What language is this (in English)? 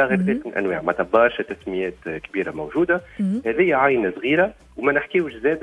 Arabic